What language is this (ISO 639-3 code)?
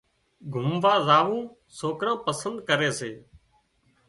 kxp